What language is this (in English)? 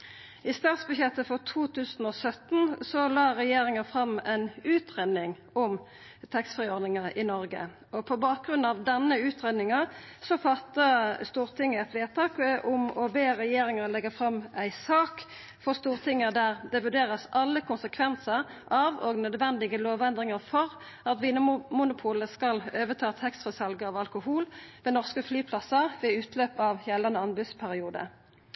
Norwegian Nynorsk